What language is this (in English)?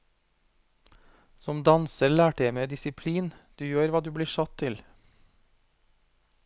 Norwegian